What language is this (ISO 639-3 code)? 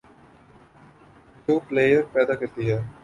urd